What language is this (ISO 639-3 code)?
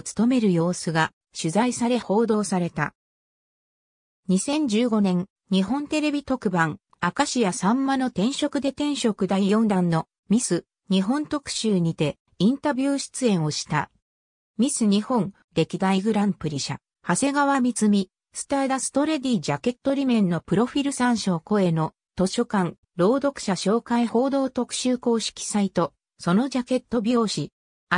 jpn